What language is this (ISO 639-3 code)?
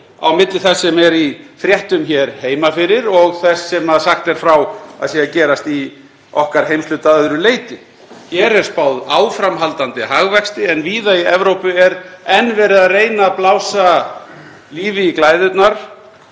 isl